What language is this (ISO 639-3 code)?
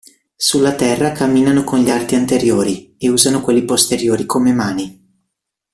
ita